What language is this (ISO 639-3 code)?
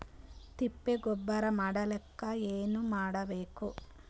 kan